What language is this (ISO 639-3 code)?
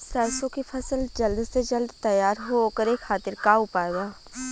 bho